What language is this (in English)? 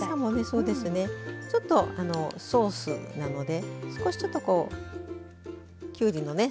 Japanese